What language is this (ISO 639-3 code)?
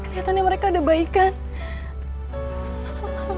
ind